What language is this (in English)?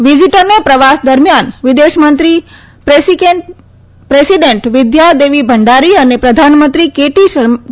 Gujarati